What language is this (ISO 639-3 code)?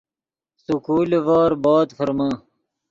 ydg